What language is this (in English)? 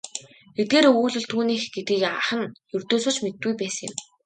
Mongolian